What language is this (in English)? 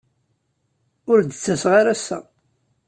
Kabyle